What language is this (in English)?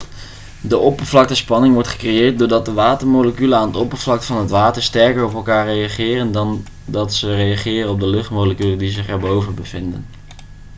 Dutch